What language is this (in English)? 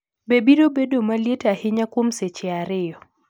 Luo (Kenya and Tanzania)